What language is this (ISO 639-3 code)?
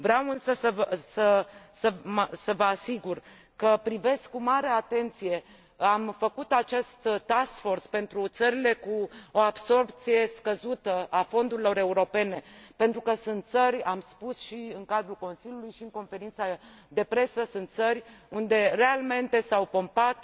ron